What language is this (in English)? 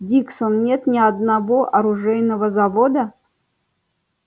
Russian